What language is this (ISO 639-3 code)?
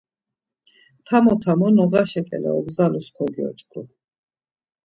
lzz